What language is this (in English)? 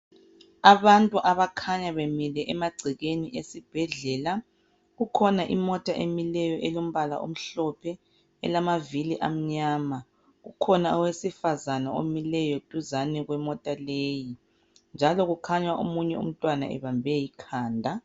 North Ndebele